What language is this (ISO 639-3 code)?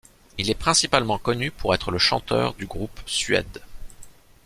fra